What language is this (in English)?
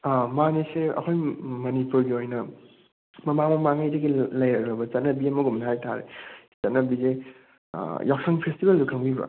Manipuri